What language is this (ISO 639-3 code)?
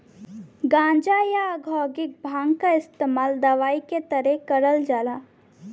bho